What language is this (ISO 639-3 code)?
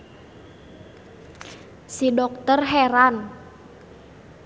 sun